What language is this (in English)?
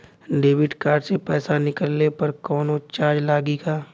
Bhojpuri